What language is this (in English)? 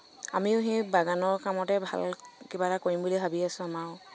Assamese